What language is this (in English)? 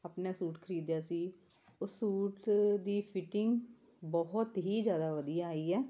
Punjabi